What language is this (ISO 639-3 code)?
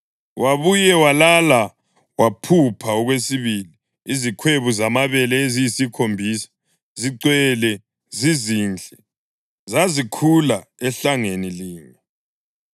nde